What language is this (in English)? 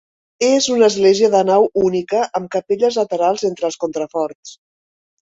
Catalan